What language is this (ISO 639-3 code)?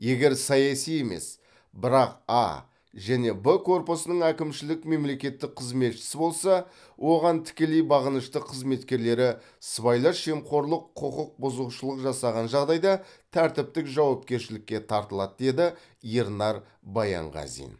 kaz